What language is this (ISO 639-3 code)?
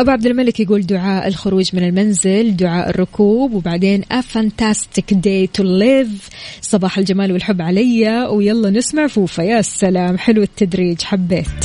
ara